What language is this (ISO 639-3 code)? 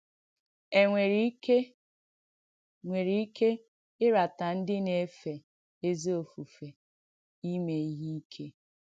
ibo